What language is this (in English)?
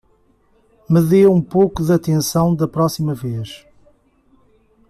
Portuguese